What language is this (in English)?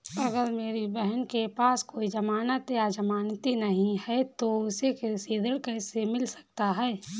Hindi